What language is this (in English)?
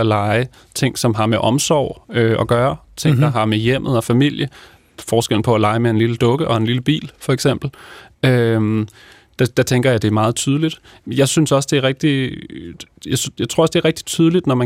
Danish